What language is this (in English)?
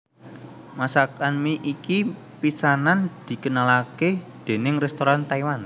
Javanese